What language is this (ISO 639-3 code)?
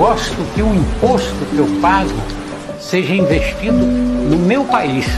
por